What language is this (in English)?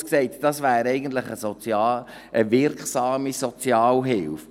Swiss German